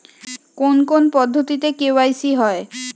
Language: Bangla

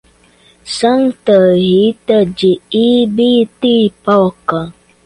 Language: Portuguese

